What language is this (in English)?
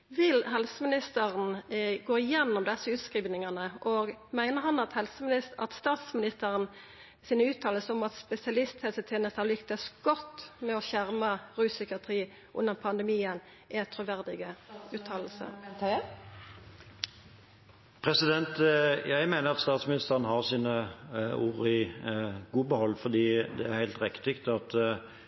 Norwegian